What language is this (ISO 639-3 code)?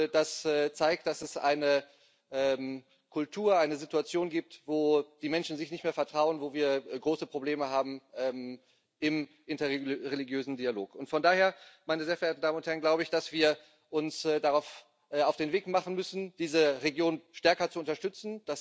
deu